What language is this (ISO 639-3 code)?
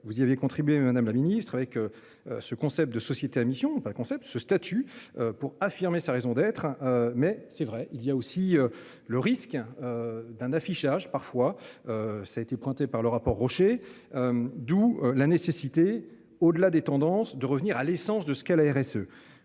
fra